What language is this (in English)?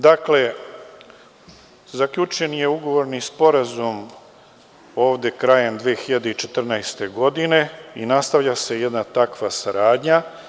Serbian